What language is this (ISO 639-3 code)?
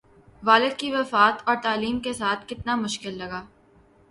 urd